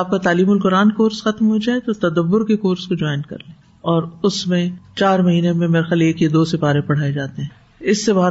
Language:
Urdu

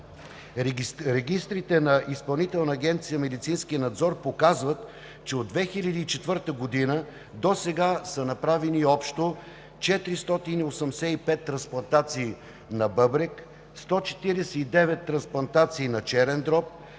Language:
Bulgarian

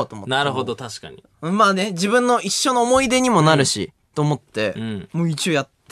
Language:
Japanese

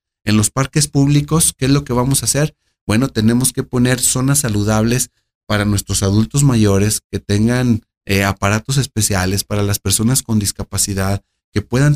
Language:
Spanish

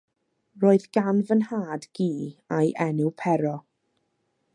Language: Welsh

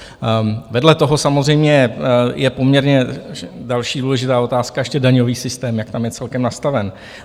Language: Czech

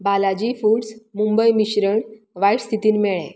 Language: Konkani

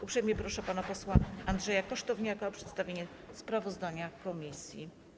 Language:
Polish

